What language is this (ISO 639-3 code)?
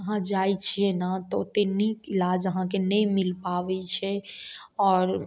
mai